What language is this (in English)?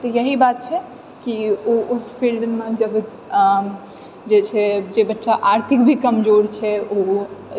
Maithili